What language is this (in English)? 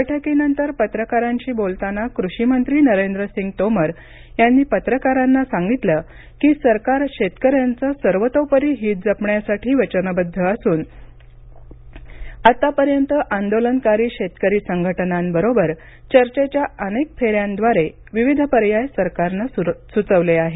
Marathi